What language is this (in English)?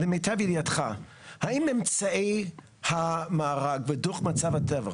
Hebrew